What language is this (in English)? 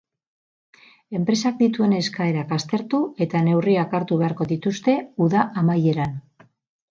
Basque